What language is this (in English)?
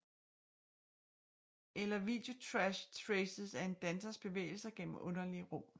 Danish